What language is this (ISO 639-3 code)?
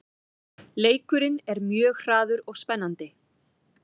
isl